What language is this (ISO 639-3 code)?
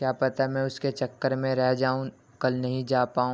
urd